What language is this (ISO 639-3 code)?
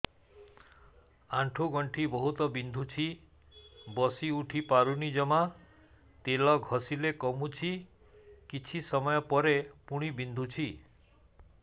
ori